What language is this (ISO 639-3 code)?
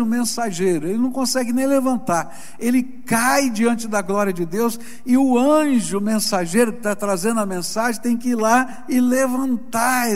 por